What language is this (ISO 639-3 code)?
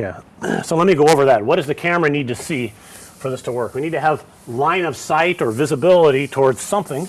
eng